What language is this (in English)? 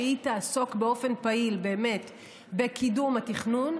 Hebrew